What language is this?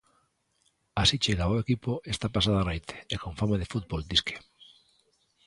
Galician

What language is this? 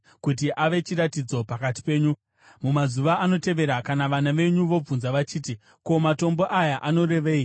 Shona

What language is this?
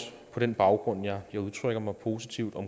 Danish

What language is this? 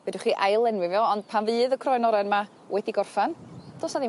Welsh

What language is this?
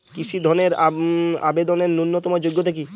Bangla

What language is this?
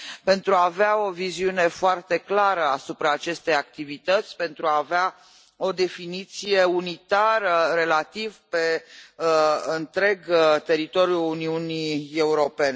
Romanian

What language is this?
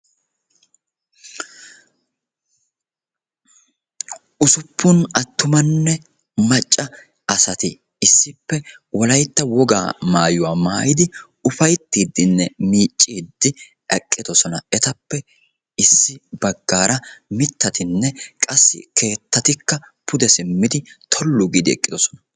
Wolaytta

